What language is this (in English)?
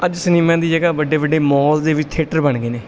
Punjabi